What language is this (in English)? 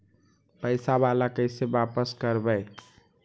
Magahi